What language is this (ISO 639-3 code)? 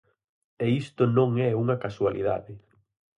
glg